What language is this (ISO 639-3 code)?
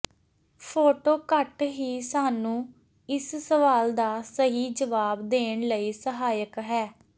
pan